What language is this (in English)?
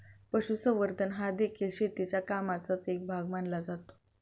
Marathi